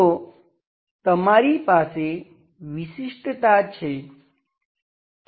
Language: Gujarati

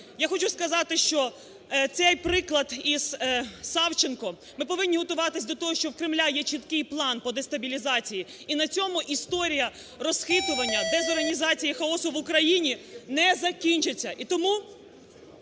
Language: Ukrainian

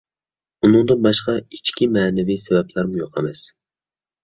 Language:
Uyghur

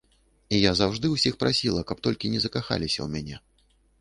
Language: Belarusian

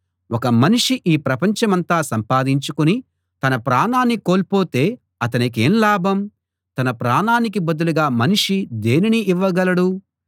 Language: Telugu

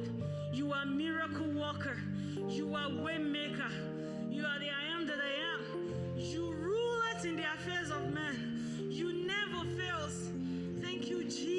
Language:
English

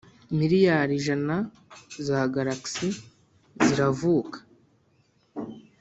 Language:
Kinyarwanda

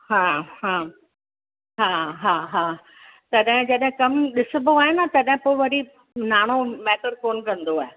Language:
Sindhi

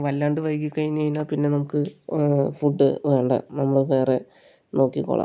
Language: Malayalam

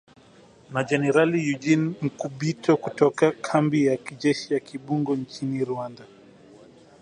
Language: Swahili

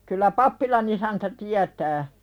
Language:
Finnish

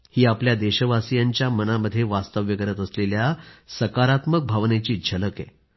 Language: Marathi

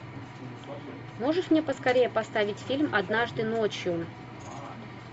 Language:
Russian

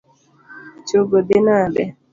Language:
Luo (Kenya and Tanzania)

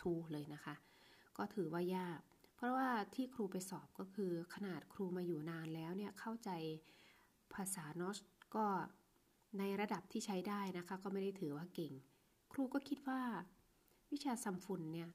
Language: Thai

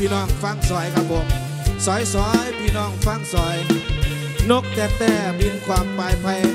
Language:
Thai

